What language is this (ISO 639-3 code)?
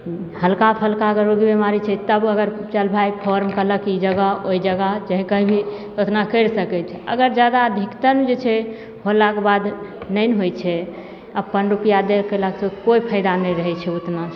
mai